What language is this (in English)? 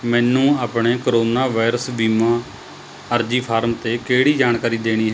Punjabi